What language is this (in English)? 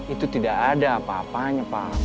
Indonesian